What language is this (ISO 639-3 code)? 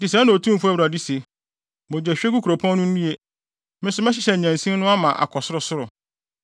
aka